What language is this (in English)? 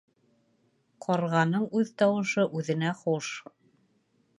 Bashkir